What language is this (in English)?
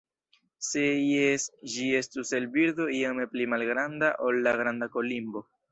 Esperanto